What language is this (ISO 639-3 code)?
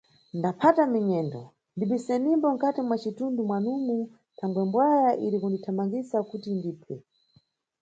nyu